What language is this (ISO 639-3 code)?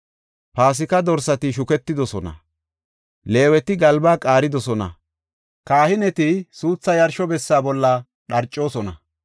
gof